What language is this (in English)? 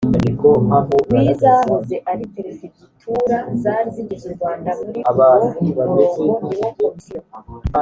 Kinyarwanda